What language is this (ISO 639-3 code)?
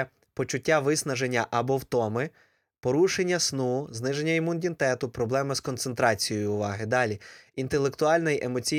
ukr